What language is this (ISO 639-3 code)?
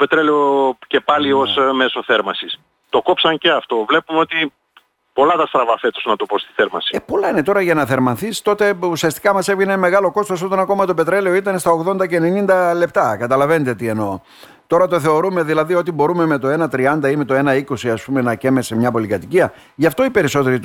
ell